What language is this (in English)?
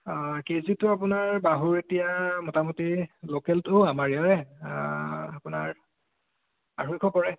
Assamese